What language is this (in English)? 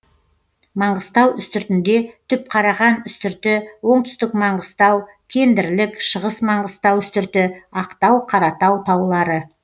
Kazakh